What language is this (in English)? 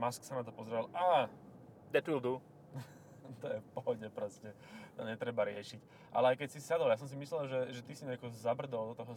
Slovak